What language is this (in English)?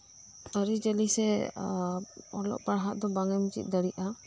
Santali